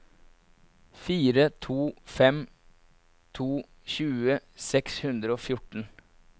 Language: Norwegian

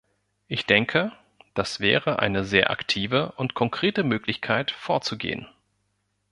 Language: German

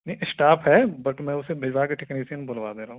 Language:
Urdu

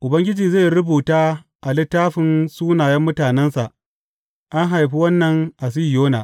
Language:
Hausa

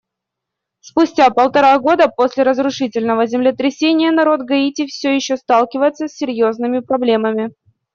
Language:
Russian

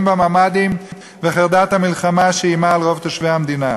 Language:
Hebrew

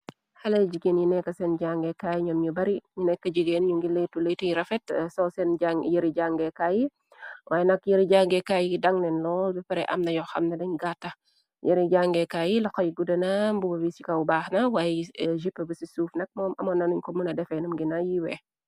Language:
Wolof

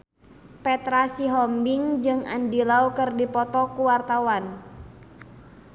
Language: Sundanese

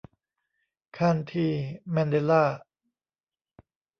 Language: Thai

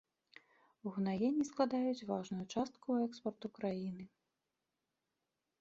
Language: Belarusian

